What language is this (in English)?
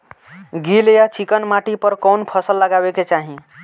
Bhojpuri